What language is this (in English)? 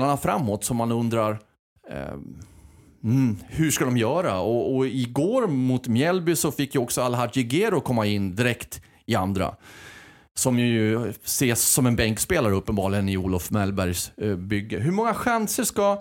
Swedish